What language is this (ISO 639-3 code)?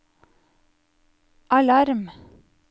nor